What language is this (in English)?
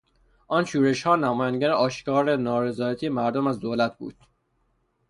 Persian